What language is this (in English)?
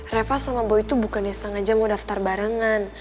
Indonesian